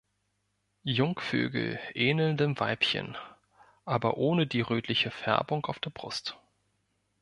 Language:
German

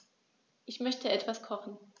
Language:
German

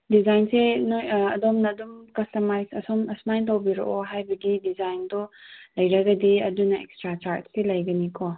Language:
Manipuri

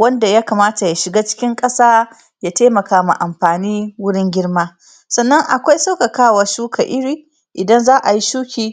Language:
Hausa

